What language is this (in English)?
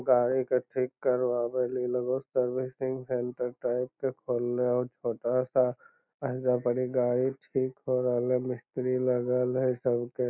Magahi